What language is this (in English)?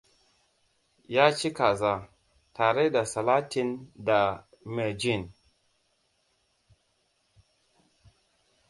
Hausa